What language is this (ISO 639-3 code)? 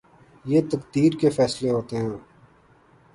urd